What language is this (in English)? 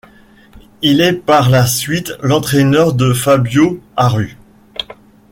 French